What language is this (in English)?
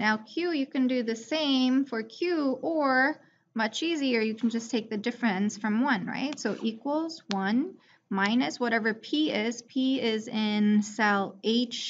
English